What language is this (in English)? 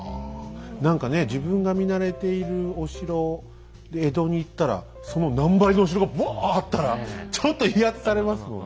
Japanese